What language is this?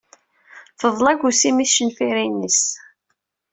Kabyle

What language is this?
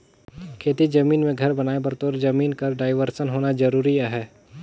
Chhattisgarhi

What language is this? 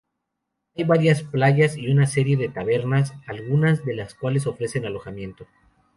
Spanish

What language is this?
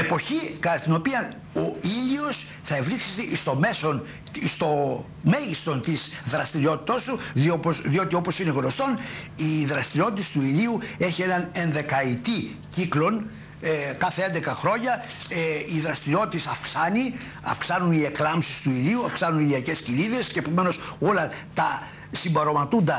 Greek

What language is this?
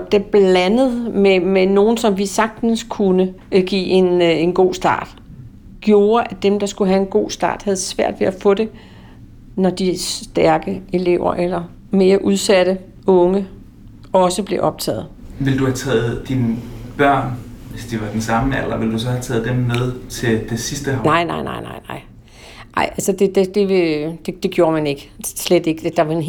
Danish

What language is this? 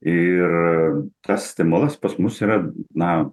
Lithuanian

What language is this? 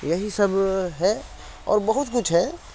Urdu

